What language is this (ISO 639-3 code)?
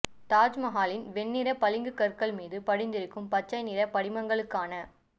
tam